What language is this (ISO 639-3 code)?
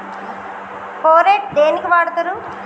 tel